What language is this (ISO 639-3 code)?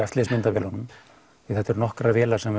isl